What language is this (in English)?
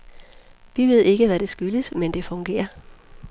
Danish